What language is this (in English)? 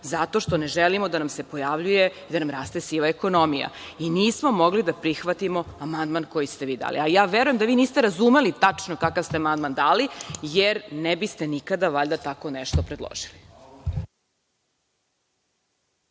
Serbian